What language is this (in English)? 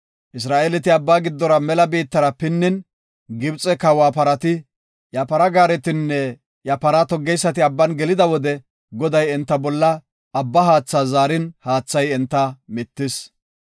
Gofa